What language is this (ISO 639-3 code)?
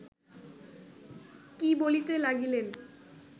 ben